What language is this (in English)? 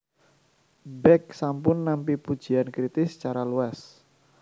Javanese